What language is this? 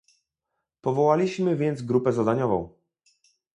Polish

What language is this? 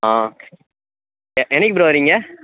Tamil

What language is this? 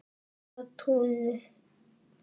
Icelandic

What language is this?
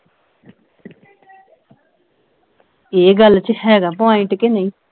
Punjabi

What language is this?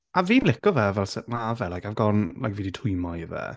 Welsh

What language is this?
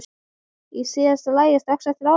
Icelandic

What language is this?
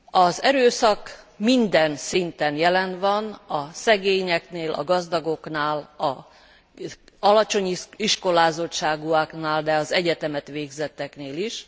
Hungarian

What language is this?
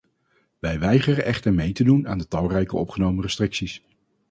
Dutch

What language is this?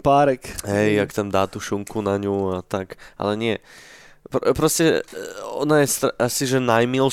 Slovak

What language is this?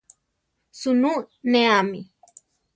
Central Tarahumara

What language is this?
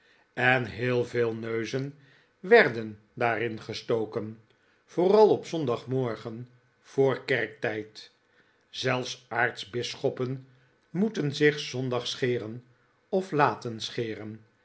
Dutch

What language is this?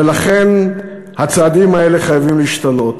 Hebrew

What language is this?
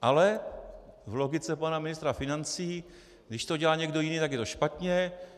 Czech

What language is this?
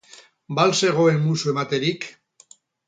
Basque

